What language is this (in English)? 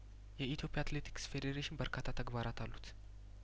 Amharic